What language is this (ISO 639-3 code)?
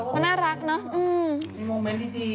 tha